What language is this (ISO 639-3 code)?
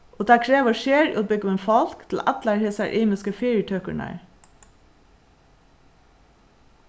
fao